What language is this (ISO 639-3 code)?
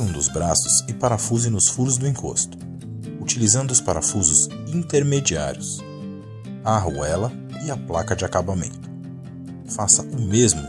por